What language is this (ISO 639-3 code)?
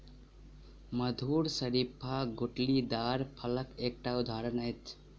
mai